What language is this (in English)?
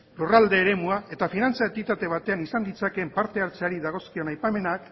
Basque